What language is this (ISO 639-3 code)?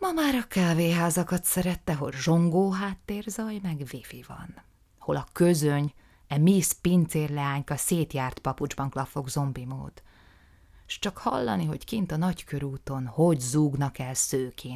hun